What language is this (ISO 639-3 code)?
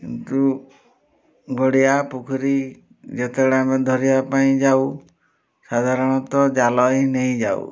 ori